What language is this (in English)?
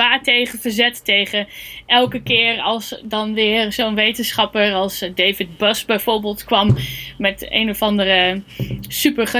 Dutch